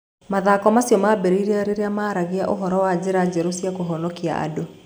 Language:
Kikuyu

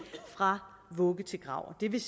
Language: Danish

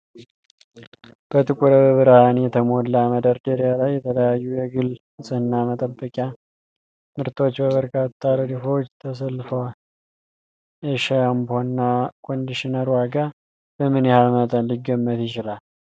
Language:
Amharic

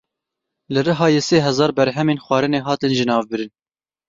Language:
Kurdish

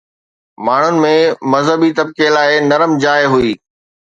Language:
Sindhi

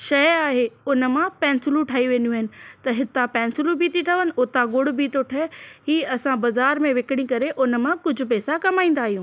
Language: Sindhi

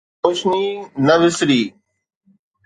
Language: Sindhi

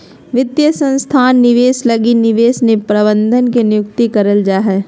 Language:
Magahi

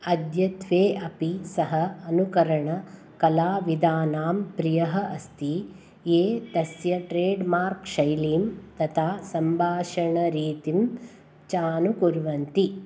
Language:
Sanskrit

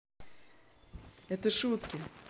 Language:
Russian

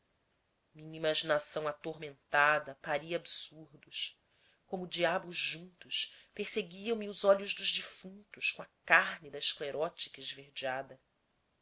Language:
Portuguese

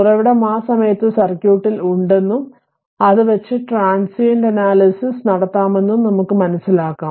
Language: Malayalam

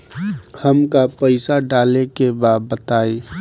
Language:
Bhojpuri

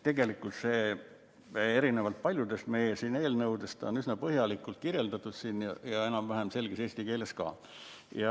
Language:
Estonian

